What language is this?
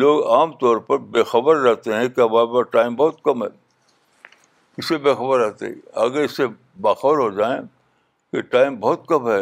Urdu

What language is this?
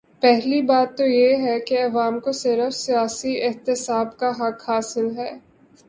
Urdu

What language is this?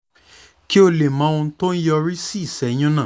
Yoruba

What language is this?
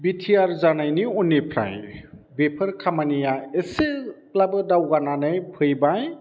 Bodo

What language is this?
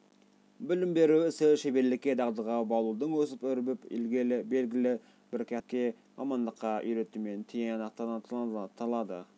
Kazakh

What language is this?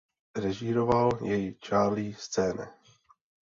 Czech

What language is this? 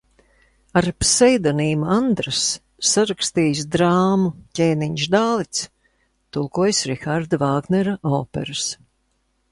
Latvian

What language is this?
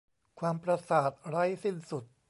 Thai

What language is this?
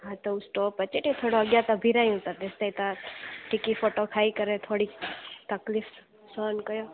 Sindhi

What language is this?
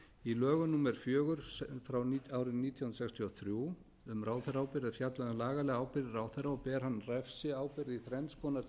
Icelandic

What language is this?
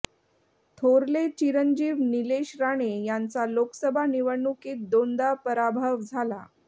Marathi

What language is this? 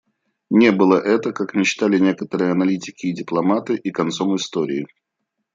Russian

